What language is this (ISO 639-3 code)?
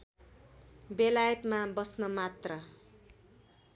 nep